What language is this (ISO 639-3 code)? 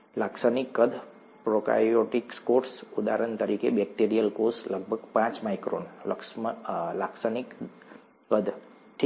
guj